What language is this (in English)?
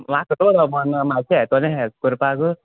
Konkani